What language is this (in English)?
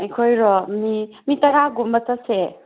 Manipuri